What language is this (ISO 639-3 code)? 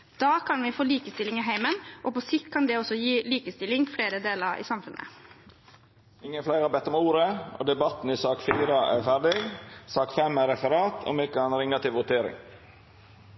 nor